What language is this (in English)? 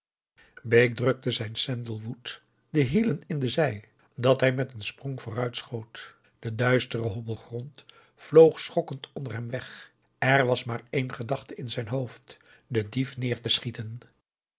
Dutch